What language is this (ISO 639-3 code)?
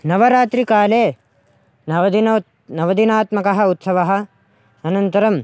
san